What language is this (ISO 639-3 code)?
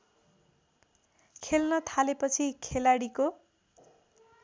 nep